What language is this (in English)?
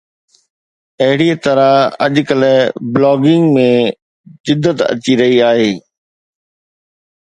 Sindhi